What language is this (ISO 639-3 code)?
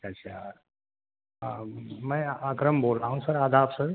urd